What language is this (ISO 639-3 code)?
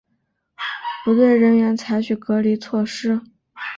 zho